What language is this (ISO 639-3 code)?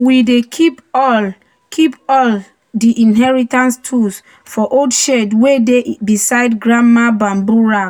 pcm